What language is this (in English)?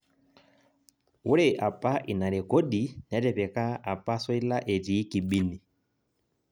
Masai